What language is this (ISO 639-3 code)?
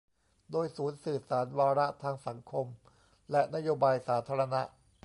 tha